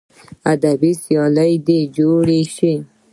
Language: Pashto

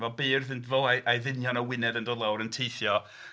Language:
Welsh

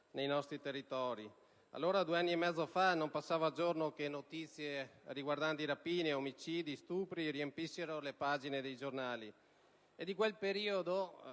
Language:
Italian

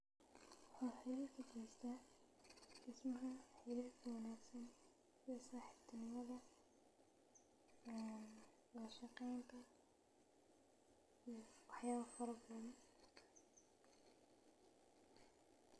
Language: Somali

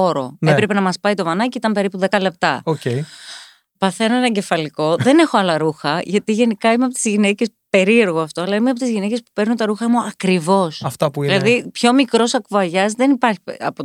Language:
Greek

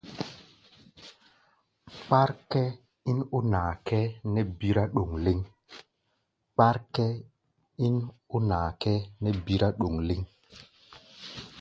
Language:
Gbaya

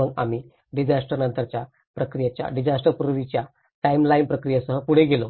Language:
Marathi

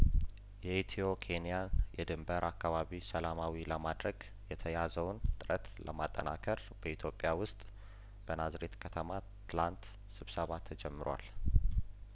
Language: Amharic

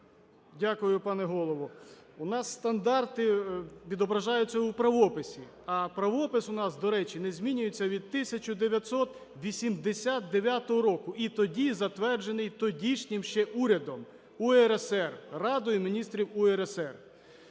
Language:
Ukrainian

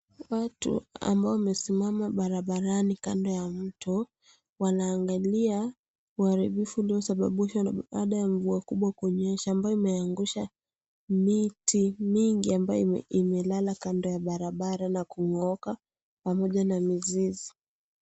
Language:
Swahili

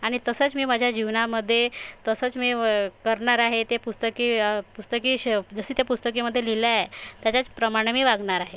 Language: Marathi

